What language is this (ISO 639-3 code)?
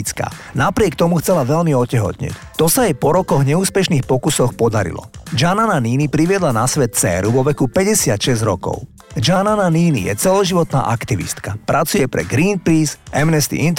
slk